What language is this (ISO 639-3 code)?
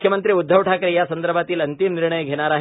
mar